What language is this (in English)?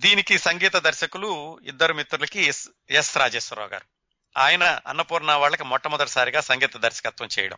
Telugu